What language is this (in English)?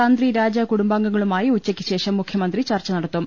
Malayalam